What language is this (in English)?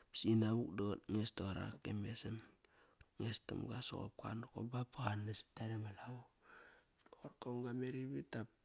Kairak